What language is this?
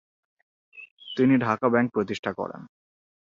Bangla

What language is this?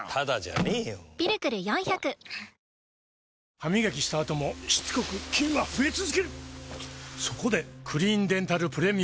Japanese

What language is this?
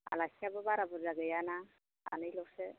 Bodo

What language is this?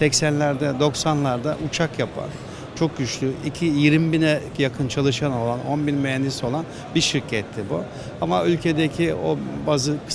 Turkish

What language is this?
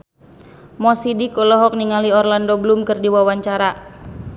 Sundanese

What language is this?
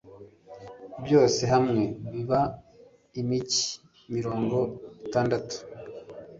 Kinyarwanda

